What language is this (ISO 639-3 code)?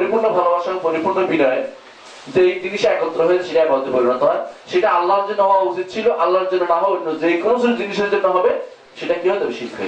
ben